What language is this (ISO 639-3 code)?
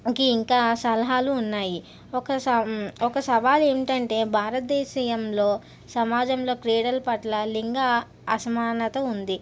tel